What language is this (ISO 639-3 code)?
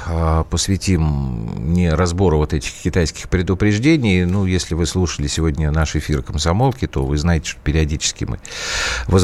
rus